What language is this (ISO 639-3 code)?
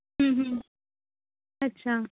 pan